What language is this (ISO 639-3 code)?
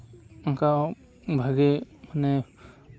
sat